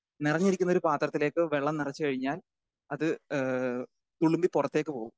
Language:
Malayalam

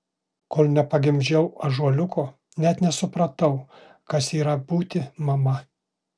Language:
Lithuanian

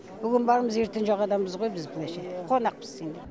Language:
Kazakh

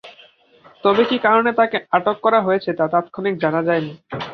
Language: Bangla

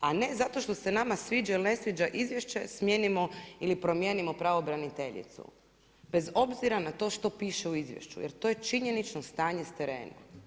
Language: Croatian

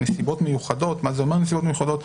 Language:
Hebrew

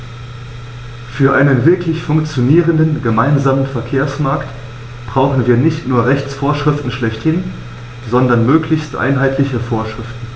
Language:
German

